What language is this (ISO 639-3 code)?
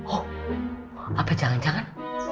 ind